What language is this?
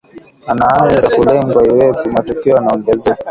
Swahili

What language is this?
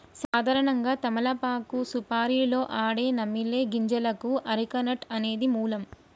Telugu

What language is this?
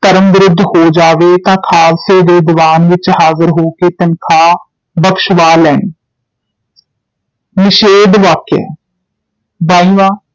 Punjabi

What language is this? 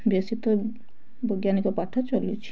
Odia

